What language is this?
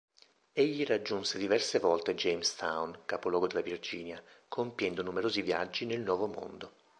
Italian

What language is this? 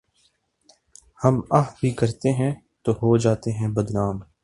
Urdu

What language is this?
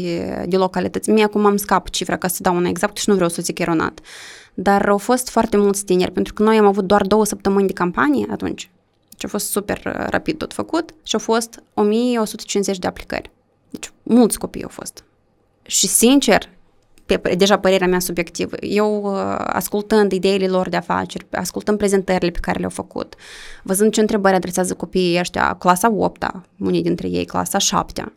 Romanian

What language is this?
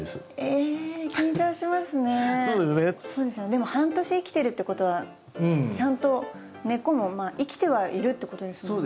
Japanese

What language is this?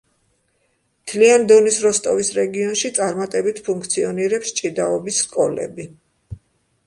Georgian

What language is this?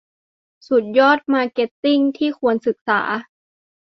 Thai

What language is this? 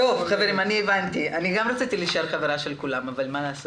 Hebrew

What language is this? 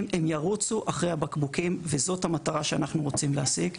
Hebrew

